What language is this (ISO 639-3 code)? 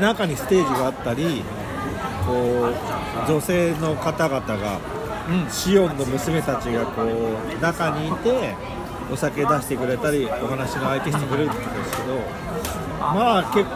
jpn